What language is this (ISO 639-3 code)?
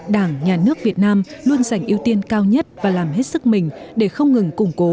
vie